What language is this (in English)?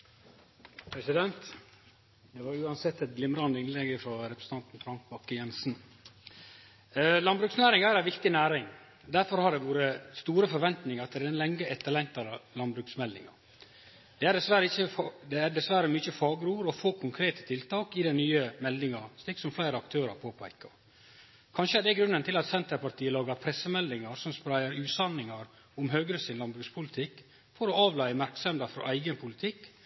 Norwegian Nynorsk